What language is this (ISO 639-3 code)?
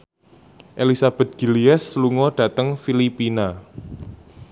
jav